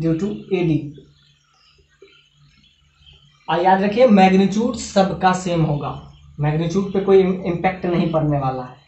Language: Hindi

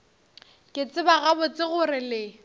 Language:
Northern Sotho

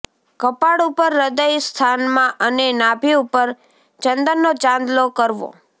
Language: Gujarati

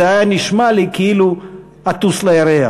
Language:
Hebrew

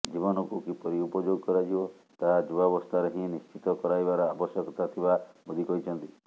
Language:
Odia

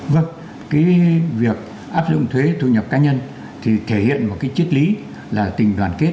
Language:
Vietnamese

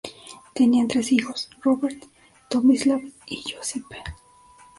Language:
Spanish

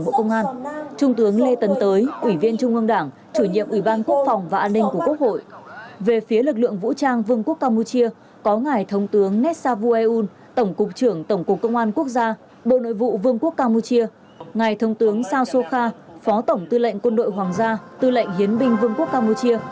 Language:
Vietnamese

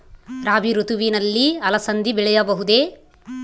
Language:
Kannada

